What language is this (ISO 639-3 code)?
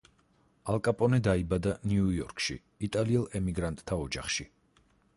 kat